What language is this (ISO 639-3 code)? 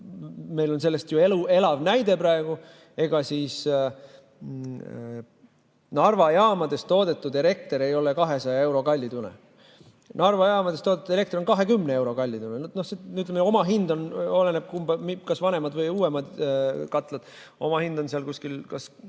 est